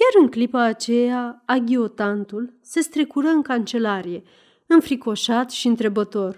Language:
Romanian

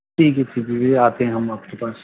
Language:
Urdu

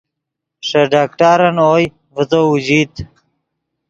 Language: Yidgha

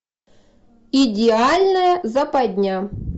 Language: Russian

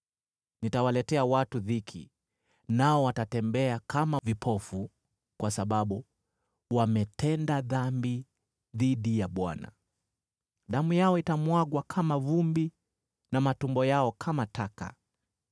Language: Swahili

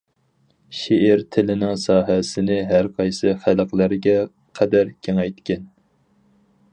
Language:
Uyghur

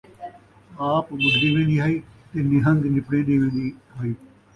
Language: Saraiki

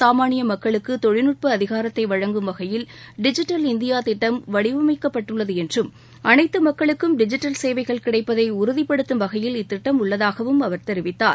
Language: Tamil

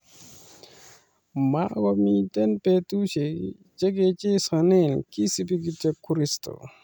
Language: Kalenjin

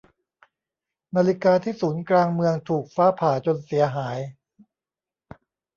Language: Thai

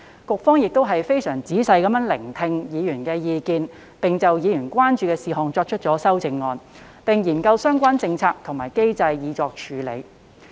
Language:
Cantonese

